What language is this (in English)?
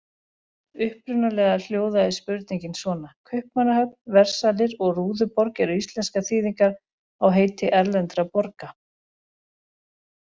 Icelandic